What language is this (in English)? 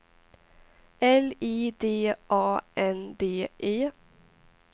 Swedish